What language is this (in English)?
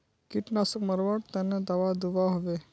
Magahi